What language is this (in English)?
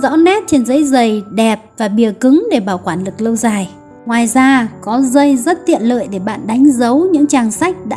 Vietnamese